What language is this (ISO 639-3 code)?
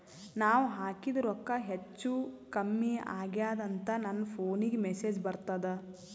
kan